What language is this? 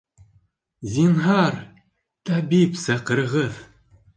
Bashkir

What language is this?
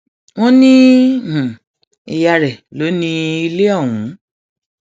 Yoruba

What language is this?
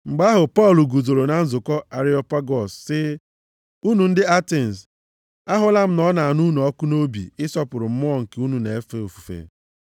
Igbo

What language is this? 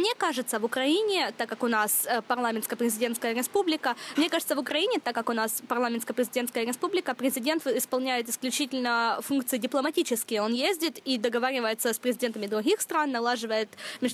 Ukrainian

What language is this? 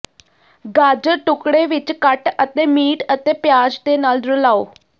Punjabi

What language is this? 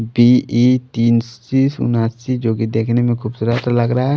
Hindi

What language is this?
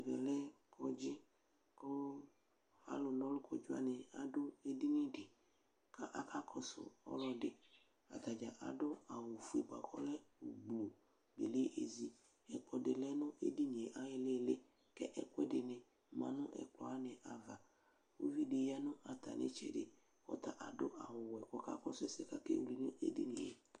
Ikposo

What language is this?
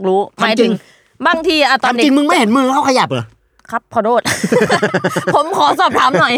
Thai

